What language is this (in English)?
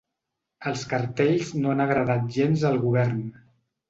Catalan